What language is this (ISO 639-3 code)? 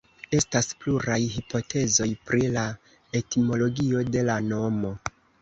epo